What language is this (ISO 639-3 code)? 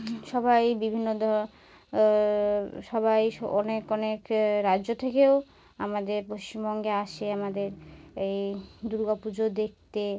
ben